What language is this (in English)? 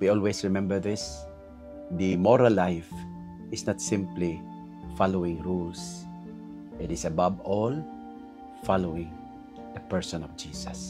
Filipino